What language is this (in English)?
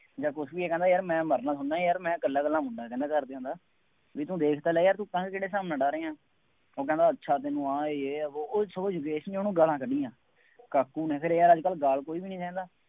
Punjabi